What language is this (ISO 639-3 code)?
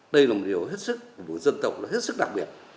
vie